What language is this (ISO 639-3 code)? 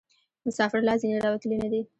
pus